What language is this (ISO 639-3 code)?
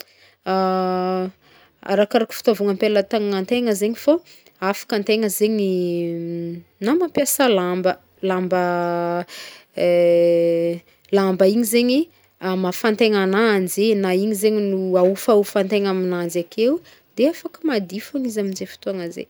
bmm